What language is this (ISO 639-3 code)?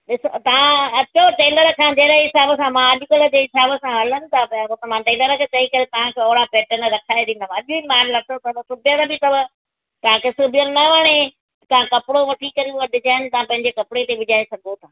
snd